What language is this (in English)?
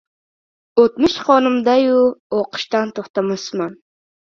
Uzbek